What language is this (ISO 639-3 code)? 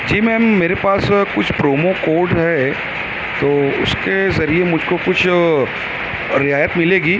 urd